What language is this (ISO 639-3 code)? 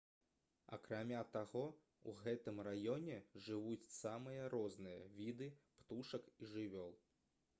bel